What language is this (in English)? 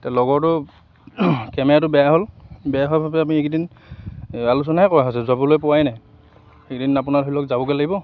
Assamese